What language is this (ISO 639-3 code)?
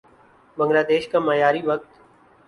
urd